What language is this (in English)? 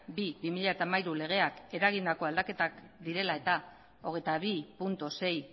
Basque